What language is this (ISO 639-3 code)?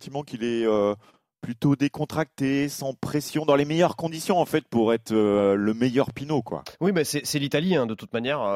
fra